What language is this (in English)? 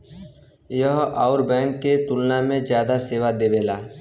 Bhojpuri